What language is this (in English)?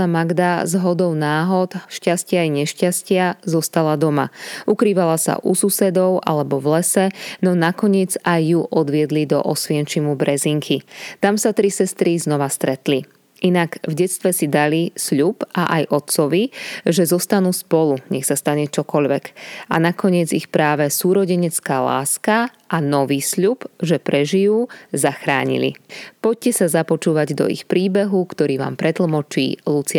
Slovak